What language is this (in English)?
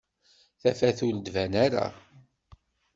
Kabyle